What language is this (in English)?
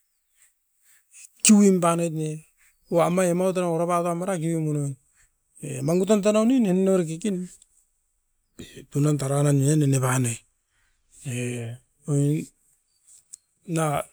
Askopan